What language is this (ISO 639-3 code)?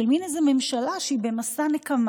heb